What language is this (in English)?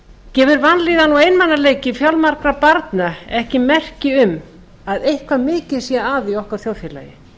Icelandic